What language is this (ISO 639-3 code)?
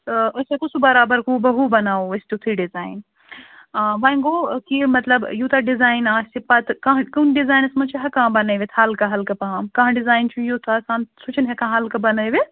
kas